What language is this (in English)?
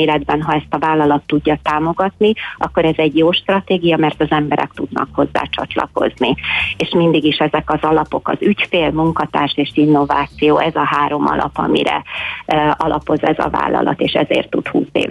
Hungarian